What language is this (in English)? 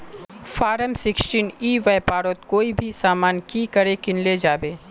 Magahi